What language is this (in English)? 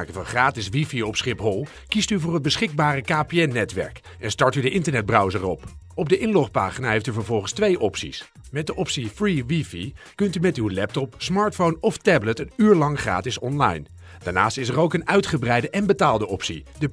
Dutch